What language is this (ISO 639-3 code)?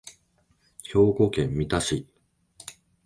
jpn